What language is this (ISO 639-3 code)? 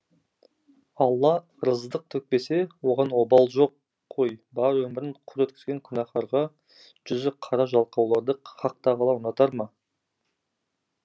kaz